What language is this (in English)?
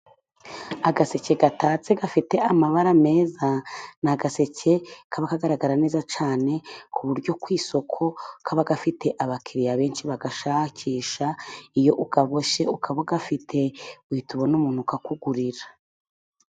Kinyarwanda